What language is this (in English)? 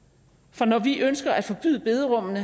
Danish